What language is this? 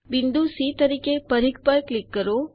Gujarati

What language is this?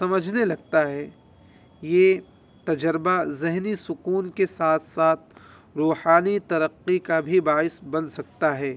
Urdu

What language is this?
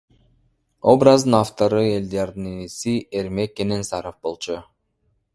Kyrgyz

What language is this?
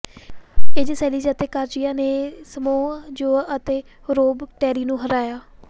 Punjabi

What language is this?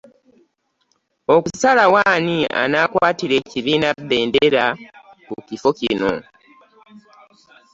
Ganda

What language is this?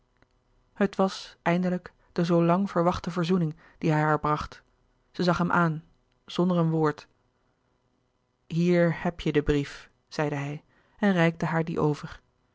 Dutch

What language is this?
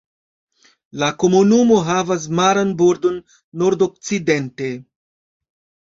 Esperanto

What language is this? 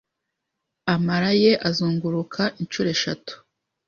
Kinyarwanda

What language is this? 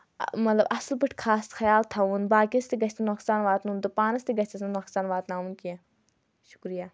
Kashmiri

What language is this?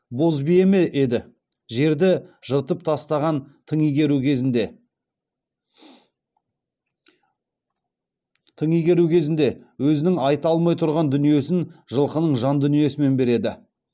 Kazakh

